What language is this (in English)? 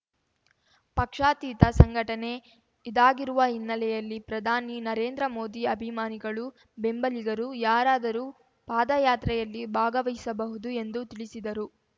Kannada